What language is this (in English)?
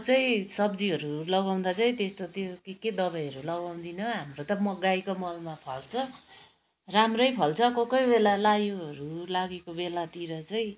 Nepali